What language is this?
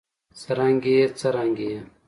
Pashto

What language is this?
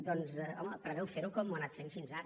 Catalan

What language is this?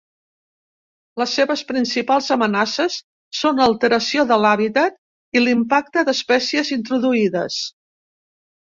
Catalan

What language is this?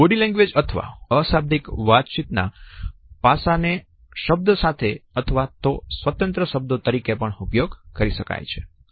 Gujarati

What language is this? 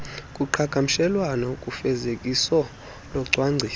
Xhosa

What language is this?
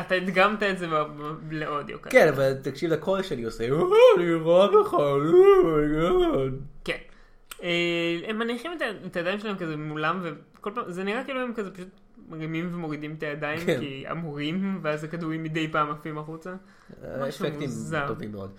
Hebrew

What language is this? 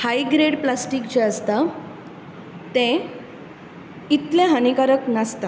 Konkani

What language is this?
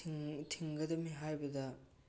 Manipuri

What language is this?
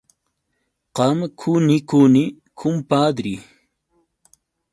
Yauyos Quechua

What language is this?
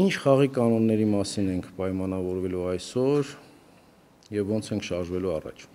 Romanian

